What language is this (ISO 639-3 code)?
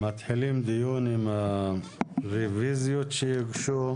heb